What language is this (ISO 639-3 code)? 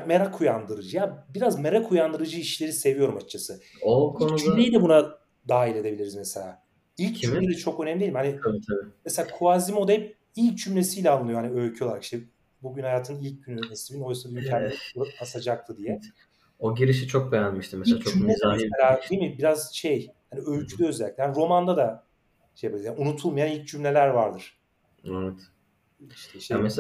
tur